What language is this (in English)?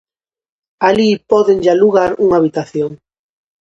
Galician